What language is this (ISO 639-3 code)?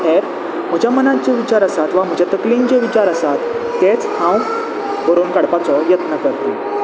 kok